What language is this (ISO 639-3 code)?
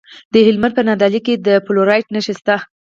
pus